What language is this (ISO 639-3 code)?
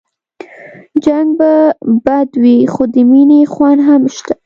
pus